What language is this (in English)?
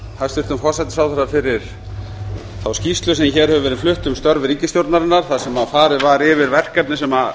Icelandic